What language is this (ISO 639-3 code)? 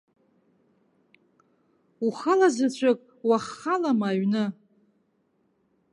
abk